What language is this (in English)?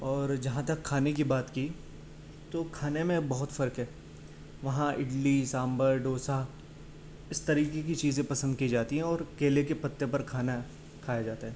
Urdu